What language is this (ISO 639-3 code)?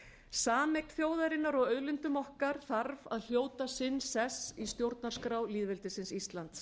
isl